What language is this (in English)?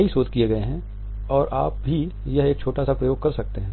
Hindi